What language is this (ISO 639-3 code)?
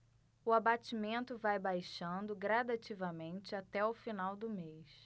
por